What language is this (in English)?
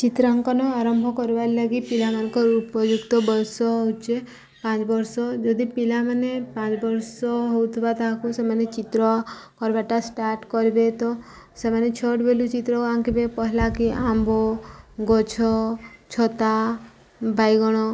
Odia